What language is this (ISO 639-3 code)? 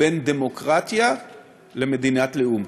heb